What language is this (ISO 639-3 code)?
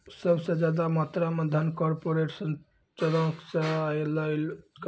mai